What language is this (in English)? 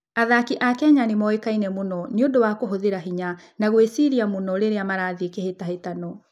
Kikuyu